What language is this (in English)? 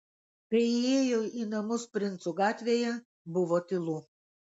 Lithuanian